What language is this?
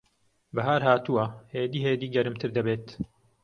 Central Kurdish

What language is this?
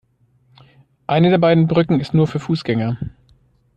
German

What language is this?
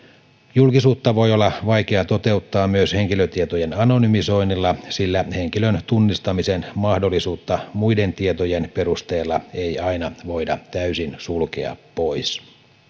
Finnish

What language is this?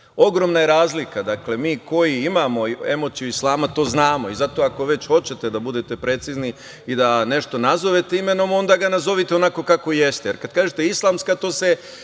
Serbian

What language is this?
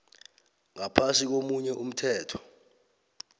South Ndebele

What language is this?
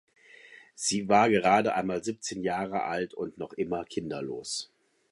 German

